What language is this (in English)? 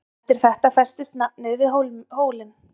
Icelandic